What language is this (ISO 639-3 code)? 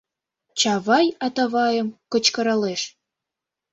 chm